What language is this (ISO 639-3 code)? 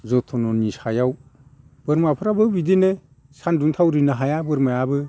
brx